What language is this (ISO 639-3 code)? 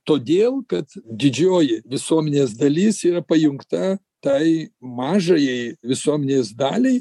lit